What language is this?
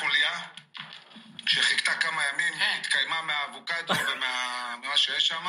Hebrew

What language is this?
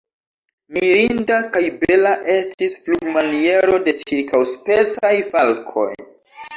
Esperanto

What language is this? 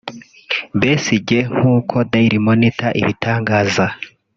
Kinyarwanda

